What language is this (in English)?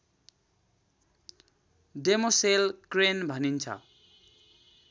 Nepali